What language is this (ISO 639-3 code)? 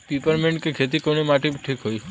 bho